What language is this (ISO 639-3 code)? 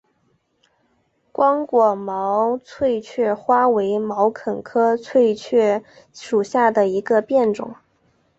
zho